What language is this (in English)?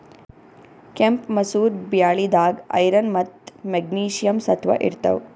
Kannada